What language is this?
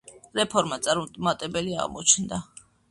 Georgian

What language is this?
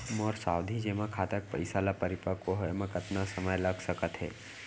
Chhattisgarhi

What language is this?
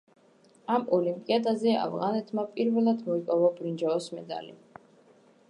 Georgian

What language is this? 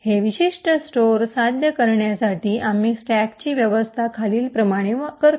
Marathi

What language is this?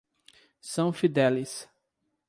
Portuguese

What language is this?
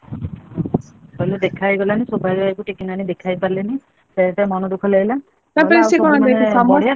Odia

